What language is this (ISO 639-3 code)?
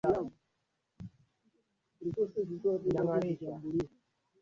swa